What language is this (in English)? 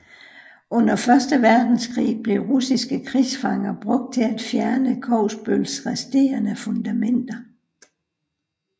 Danish